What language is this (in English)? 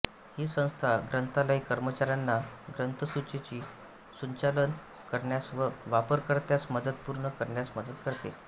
Marathi